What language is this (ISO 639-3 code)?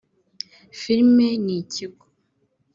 kin